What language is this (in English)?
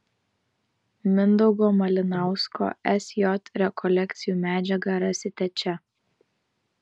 Lithuanian